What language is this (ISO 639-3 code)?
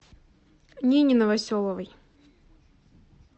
rus